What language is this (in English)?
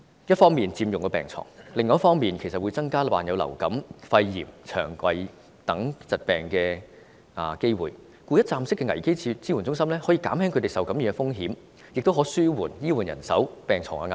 Cantonese